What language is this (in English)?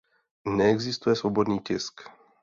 Czech